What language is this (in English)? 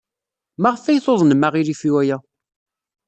Kabyle